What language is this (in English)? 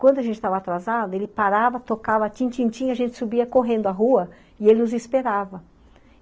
Portuguese